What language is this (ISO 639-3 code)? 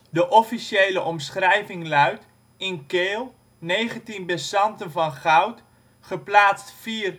nld